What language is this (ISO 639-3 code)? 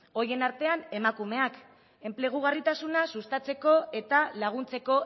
eus